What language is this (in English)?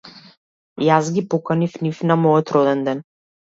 Macedonian